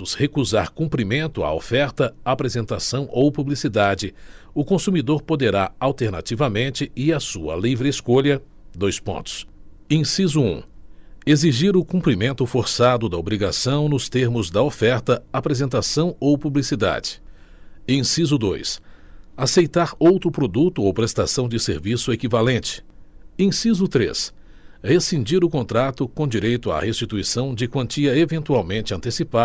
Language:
Portuguese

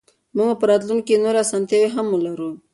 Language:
Pashto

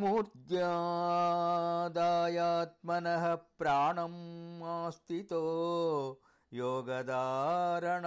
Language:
Telugu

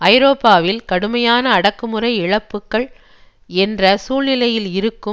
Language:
Tamil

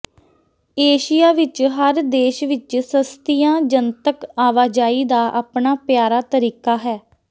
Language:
Punjabi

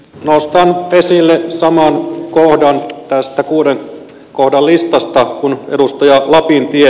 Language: Finnish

